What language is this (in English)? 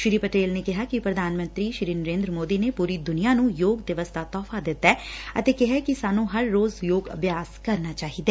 Punjabi